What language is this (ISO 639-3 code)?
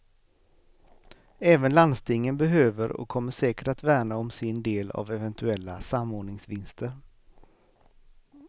swe